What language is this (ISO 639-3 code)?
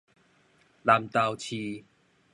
nan